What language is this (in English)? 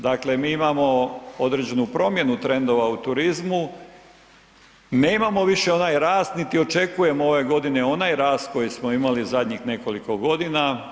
Croatian